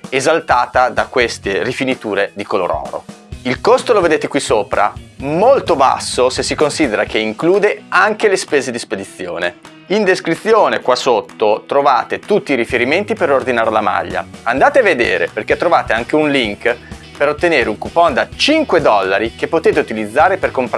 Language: Italian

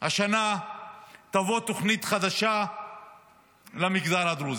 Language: Hebrew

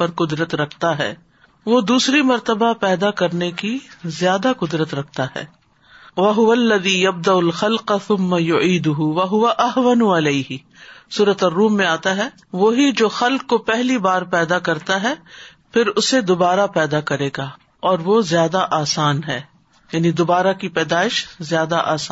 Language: Urdu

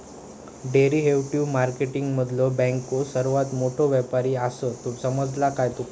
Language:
Marathi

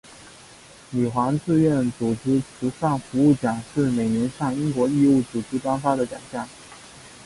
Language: Chinese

